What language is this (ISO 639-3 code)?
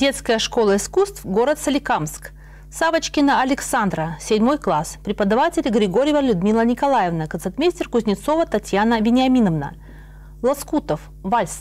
rus